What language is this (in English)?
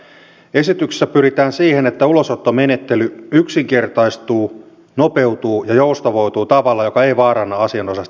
Finnish